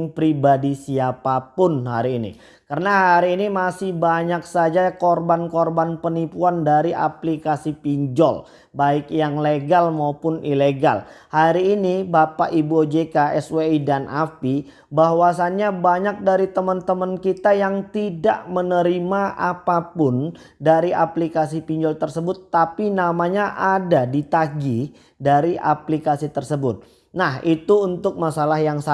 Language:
Indonesian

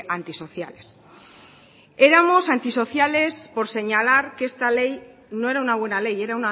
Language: Spanish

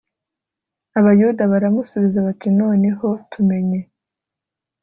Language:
Kinyarwanda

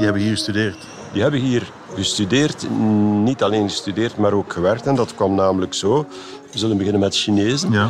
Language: Dutch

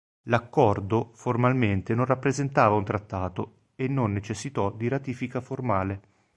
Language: Italian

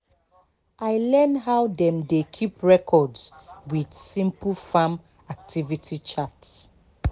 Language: Nigerian Pidgin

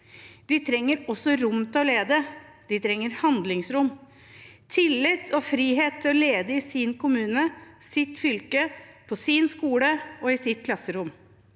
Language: Norwegian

